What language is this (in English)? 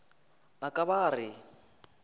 Northern Sotho